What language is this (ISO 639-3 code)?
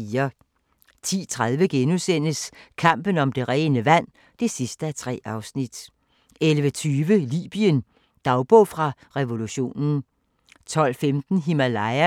dan